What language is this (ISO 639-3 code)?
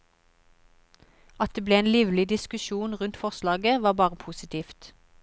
nor